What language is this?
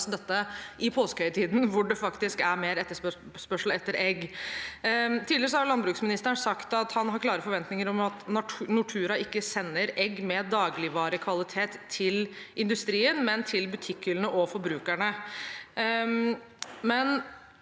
Norwegian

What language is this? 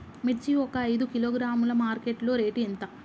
Telugu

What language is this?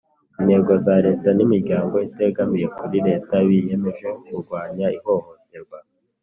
Kinyarwanda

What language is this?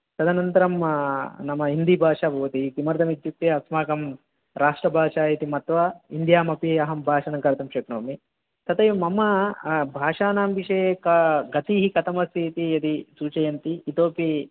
Sanskrit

